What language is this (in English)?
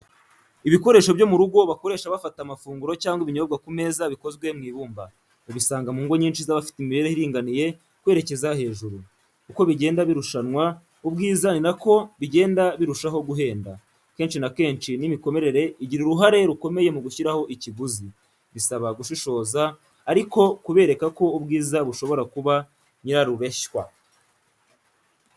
Kinyarwanda